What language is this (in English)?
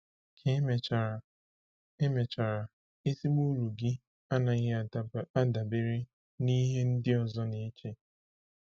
Igbo